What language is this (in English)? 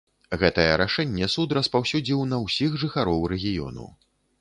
Belarusian